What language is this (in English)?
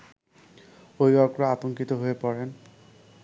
Bangla